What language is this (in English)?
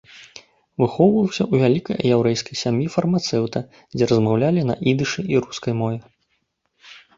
Belarusian